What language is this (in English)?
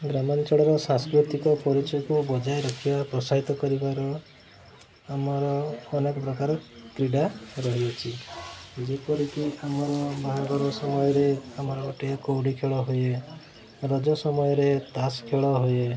Odia